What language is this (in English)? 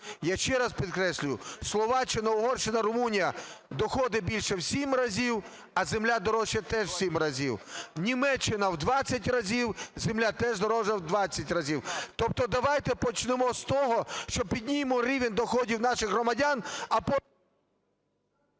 Ukrainian